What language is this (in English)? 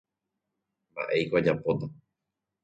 Guarani